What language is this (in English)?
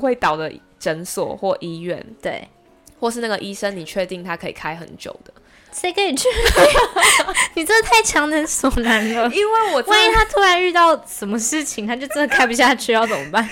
Chinese